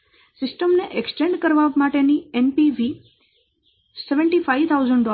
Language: Gujarati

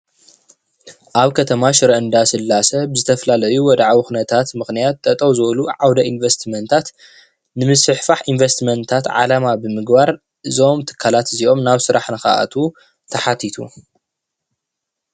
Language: Tigrinya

